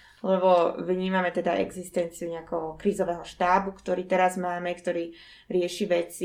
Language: Slovak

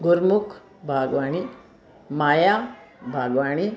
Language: Sindhi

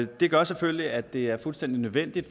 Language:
Danish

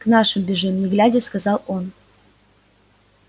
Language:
Russian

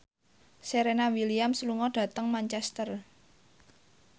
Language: Javanese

